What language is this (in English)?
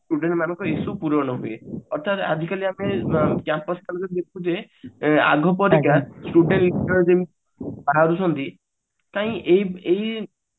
Odia